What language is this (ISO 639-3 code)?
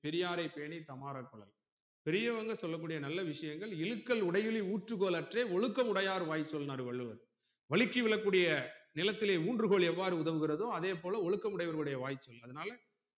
tam